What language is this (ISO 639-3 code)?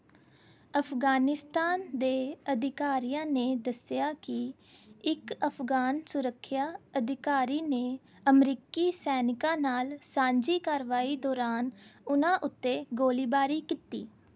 pan